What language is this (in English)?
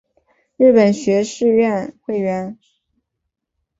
Chinese